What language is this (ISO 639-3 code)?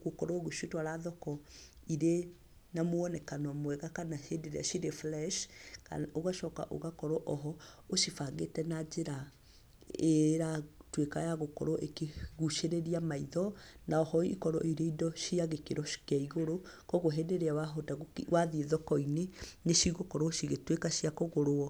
kik